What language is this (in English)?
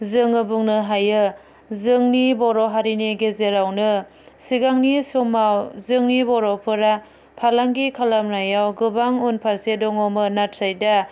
Bodo